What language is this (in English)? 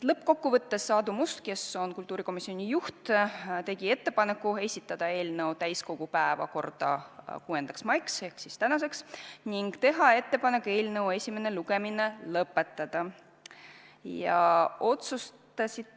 Estonian